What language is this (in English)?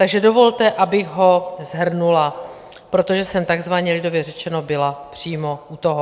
Czech